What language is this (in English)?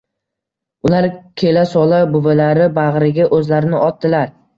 Uzbek